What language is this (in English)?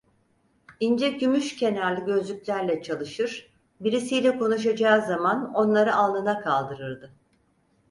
Turkish